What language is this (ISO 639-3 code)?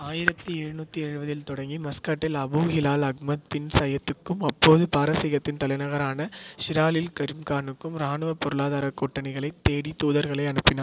tam